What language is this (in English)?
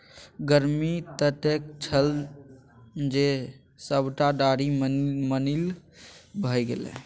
Maithili